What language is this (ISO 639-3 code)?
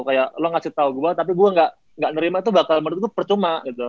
ind